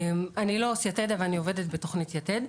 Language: Hebrew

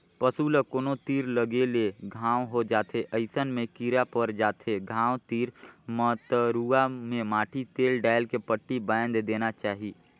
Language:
Chhattisgarhi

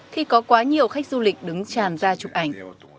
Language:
Vietnamese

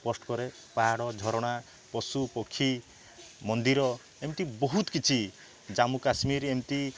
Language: Odia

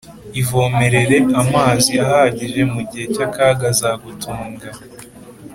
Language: Kinyarwanda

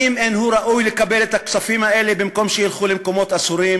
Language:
Hebrew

